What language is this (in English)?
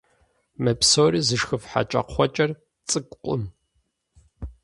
Kabardian